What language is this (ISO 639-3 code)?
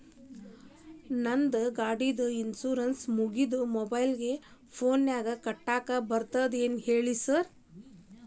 kan